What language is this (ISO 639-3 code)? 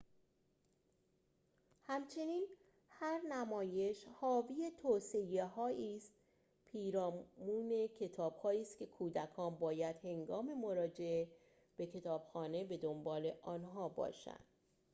fas